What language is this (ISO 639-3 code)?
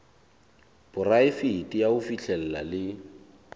sot